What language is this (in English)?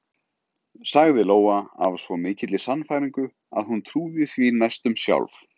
Icelandic